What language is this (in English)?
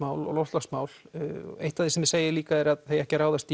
Icelandic